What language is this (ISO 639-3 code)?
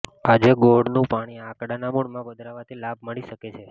guj